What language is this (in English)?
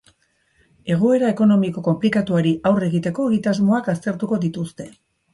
Basque